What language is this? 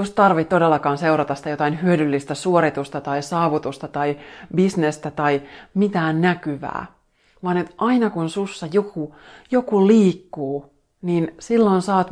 Finnish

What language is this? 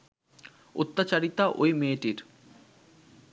Bangla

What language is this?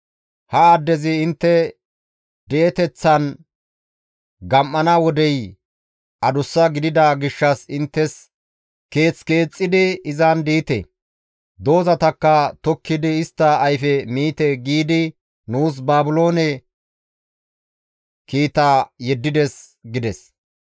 Gamo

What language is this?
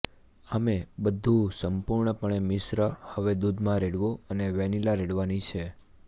Gujarati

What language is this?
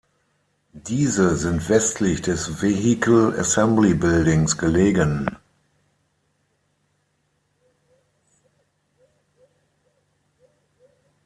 German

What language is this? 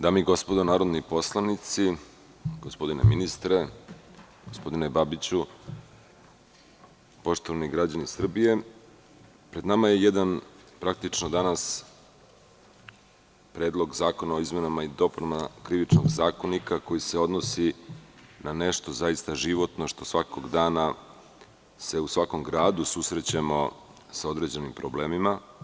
Serbian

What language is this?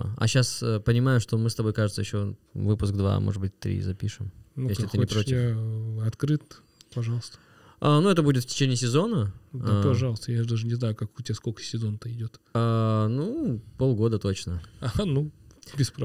Russian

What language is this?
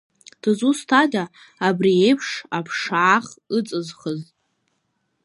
Abkhazian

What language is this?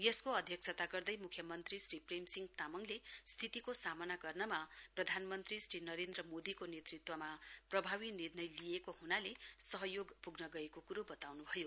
Nepali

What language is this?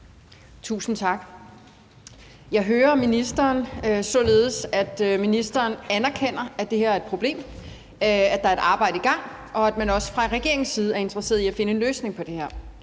Danish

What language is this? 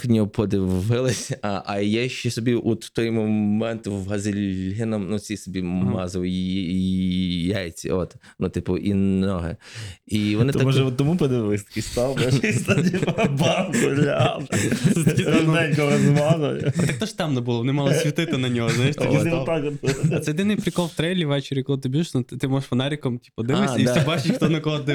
Ukrainian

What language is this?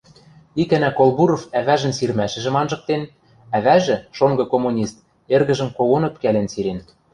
Western Mari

